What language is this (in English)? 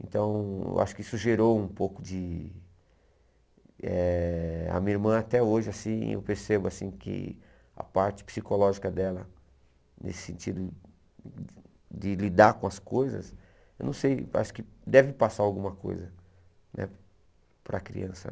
Portuguese